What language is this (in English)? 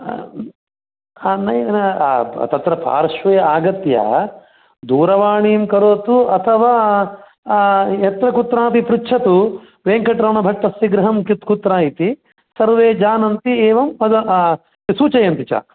Sanskrit